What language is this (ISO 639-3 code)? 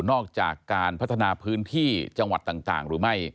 tha